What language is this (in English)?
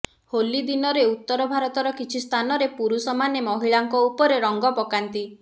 Odia